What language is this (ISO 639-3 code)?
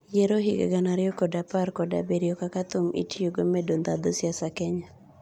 luo